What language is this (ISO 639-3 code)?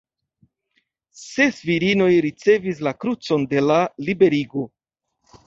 epo